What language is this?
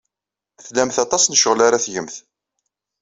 Kabyle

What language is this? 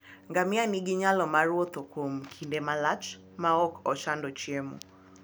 Luo (Kenya and Tanzania)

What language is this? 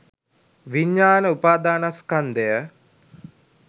Sinhala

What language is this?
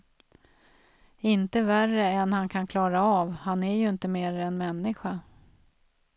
Swedish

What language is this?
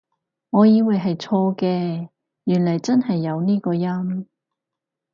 Cantonese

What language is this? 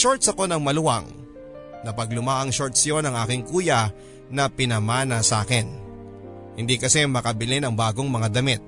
Filipino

